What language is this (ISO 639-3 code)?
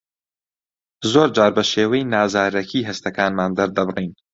ckb